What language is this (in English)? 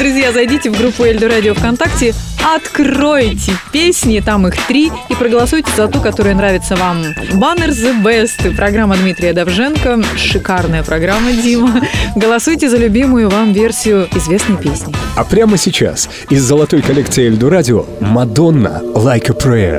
Russian